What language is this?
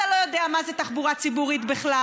Hebrew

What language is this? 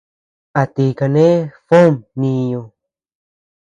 Tepeuxila Cuicatec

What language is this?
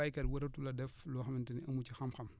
Wolof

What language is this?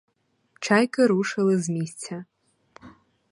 Ukrainian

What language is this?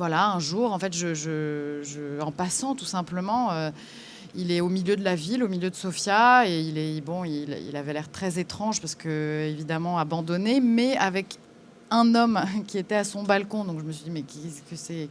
French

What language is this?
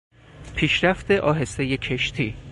Persian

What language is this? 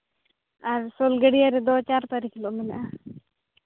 Santali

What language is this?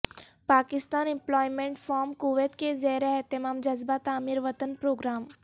Urdu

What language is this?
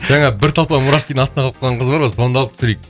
Kazakh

